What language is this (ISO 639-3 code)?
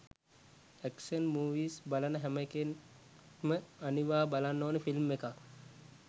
sin